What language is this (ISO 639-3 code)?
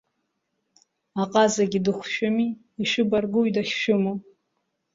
abk